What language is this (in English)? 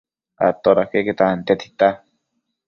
Matsés